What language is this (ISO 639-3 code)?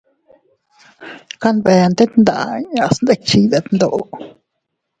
cut